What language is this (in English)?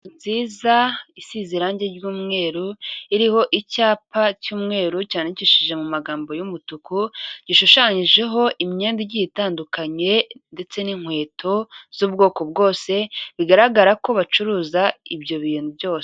Kinyarwanda